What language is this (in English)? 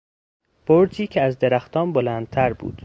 Persian